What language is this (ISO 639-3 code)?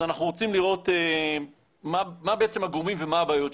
heb